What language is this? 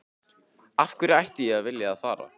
Icelandic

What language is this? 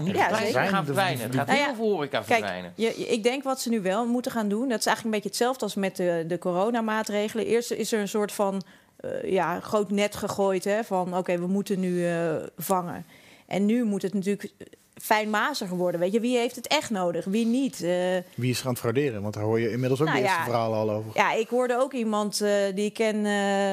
Dutch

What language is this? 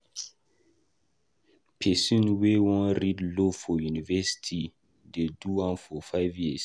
Nigerian Pidgin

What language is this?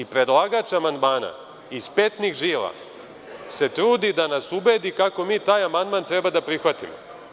Serbian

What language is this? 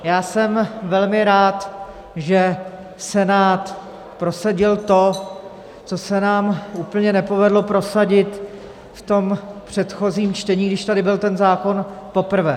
Czech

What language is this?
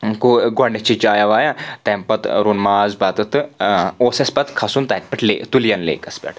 Kashmiri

